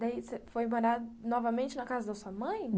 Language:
Portuguese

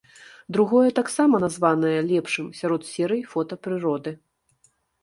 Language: Belarusian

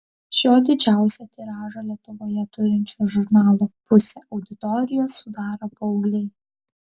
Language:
Lithuanian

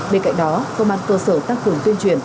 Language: Vietnamese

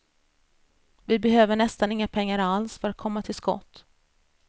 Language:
Swedish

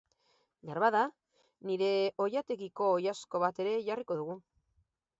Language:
Basque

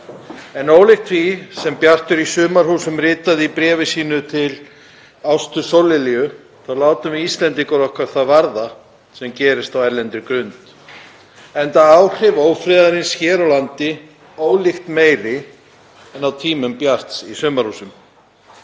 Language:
Icelandic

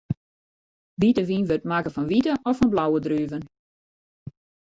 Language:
Western Frisian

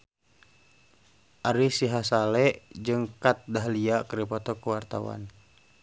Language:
Sundanese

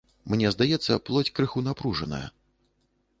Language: Belarusian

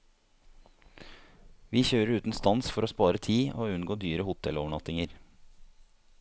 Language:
Norwegian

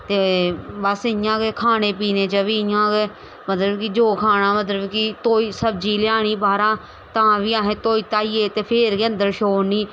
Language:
Dogri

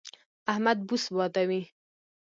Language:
Pashto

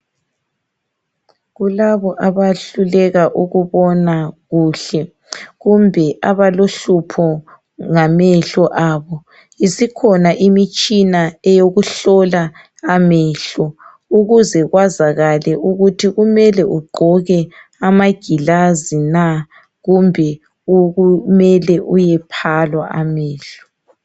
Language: North Ndebele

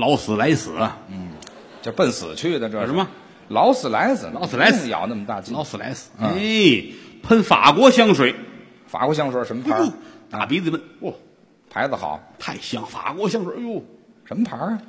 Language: Chinese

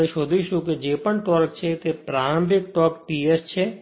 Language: Gujarati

